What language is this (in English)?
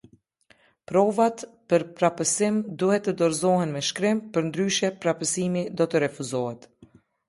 Albanian